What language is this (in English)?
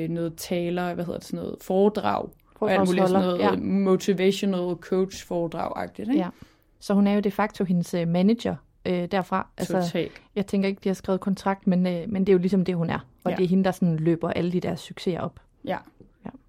Danish